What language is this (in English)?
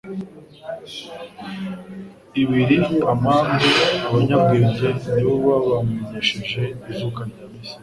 Kinyarwanda